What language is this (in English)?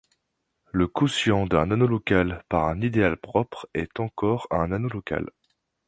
French